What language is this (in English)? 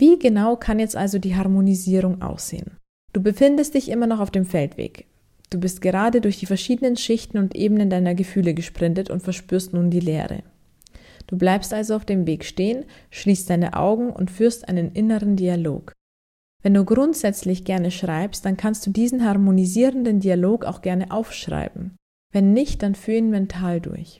German